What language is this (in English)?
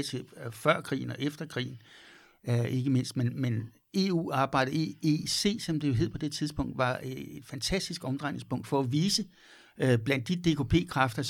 Danish